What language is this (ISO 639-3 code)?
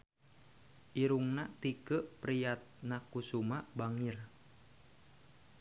sun